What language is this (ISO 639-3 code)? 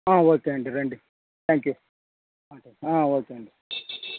tel